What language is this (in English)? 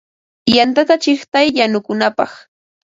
Ambo-Pasco Quechua